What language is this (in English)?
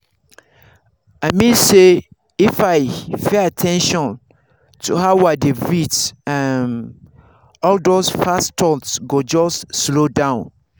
Nigerian Pidgin